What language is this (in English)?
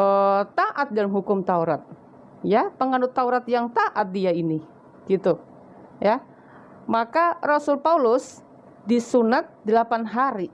Indonesian